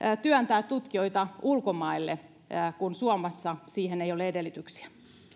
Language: Finnish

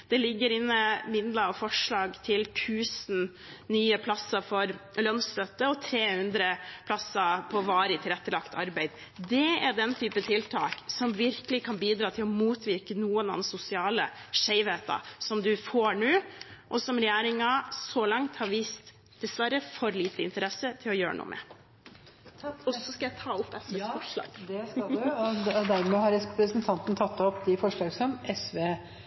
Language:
Norwegian Bokmål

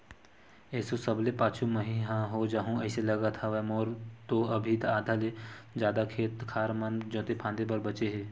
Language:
Chhattisgarhi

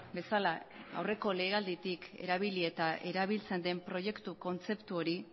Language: Basque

